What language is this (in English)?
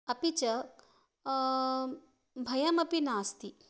Sanskrit